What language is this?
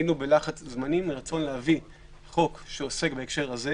Hebrew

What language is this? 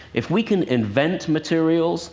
English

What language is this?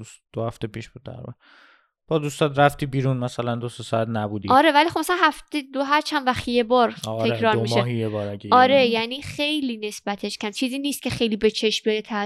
Persian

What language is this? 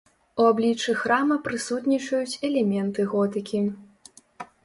Belarusian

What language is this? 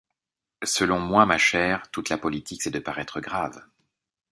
French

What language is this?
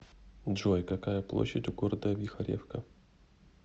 Russian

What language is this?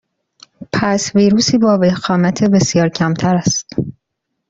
Persian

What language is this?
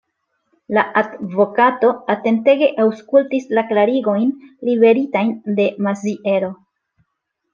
Esperanto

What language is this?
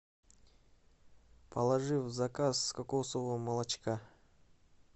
Russian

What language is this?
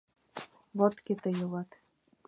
Mari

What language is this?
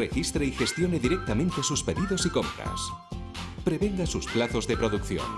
Spanish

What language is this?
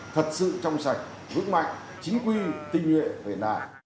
Vietnamese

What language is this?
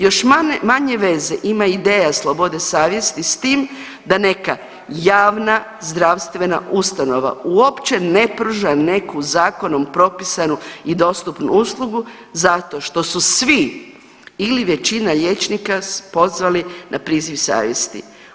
Croatian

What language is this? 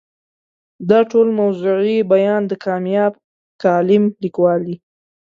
Pashto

